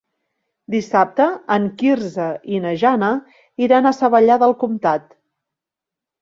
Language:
Catalan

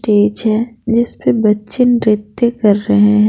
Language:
Hindi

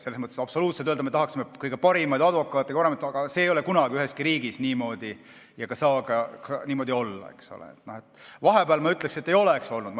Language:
Estonian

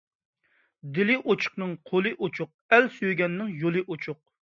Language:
Uyghur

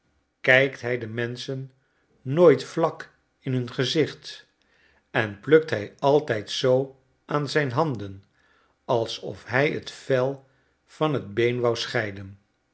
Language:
Dutch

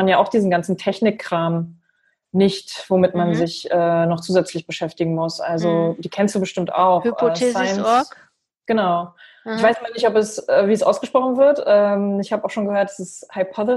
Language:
German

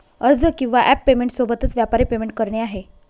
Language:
Marathi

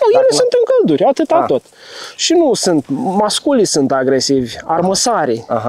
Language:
Romanian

